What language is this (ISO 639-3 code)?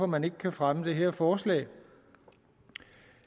dan